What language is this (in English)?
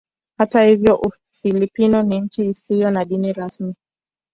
Swahili